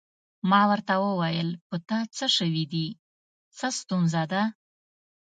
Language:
Pashto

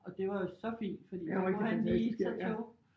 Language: Danish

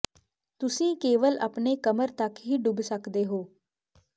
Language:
Punjabi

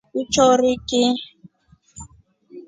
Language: Rombo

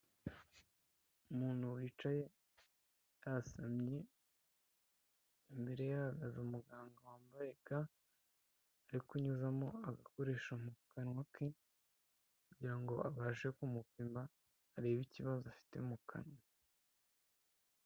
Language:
Kinyarwanda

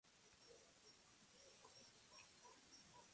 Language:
Spanish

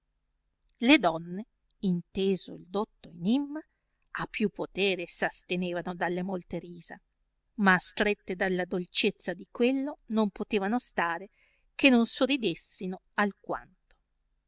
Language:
Italian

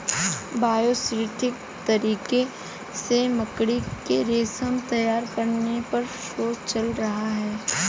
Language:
Hindi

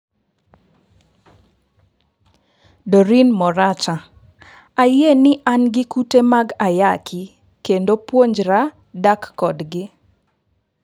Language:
Luo (Kenya and Tanzania)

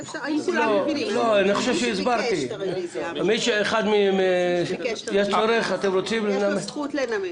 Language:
Hebrew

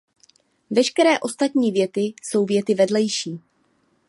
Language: Czech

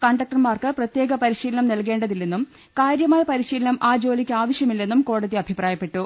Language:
Malayalam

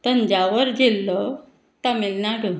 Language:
Konkani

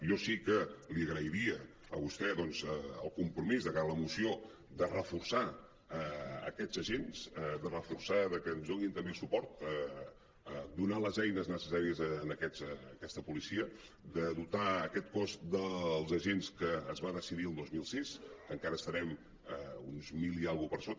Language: Catalan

